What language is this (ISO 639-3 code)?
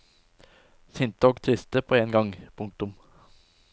nor